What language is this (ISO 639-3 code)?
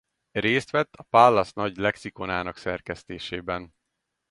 hun